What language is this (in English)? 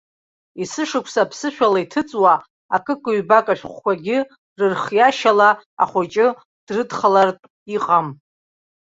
Abkhazian